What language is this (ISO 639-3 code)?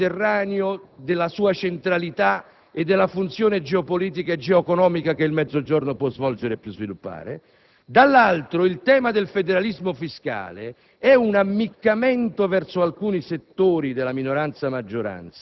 ita